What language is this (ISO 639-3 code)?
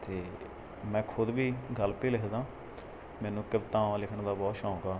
pan